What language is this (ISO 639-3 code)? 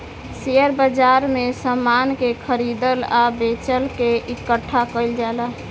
bho